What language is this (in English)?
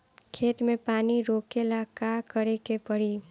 Bhojpuri